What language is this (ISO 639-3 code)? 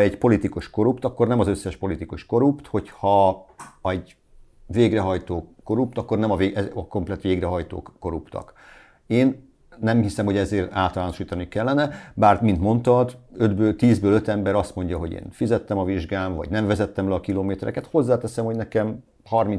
hun